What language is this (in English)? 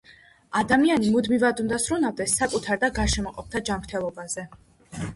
Georgian